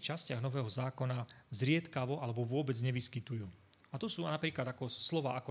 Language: Slovak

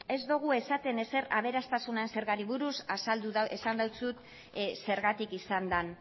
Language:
Basque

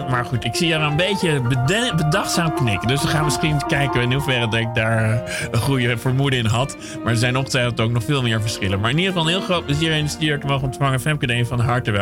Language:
Dutch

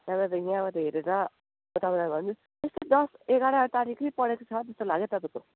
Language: Nepali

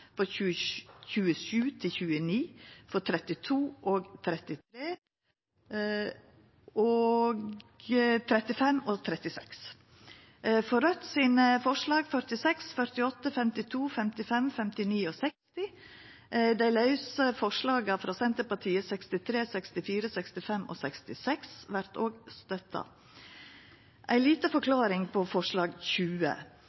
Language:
Norwegian Nynorsk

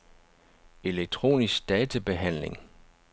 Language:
Danish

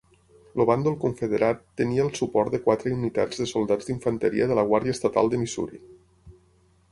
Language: Catalan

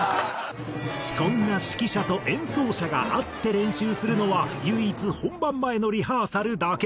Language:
Japanese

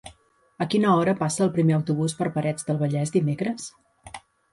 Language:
Catalan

